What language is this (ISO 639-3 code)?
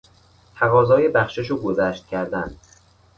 fas